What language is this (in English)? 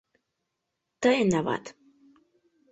Mari